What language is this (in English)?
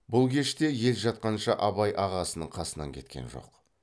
Kazakh